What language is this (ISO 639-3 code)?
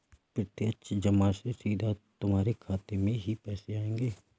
hin